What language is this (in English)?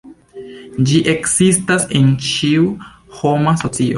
Esperanto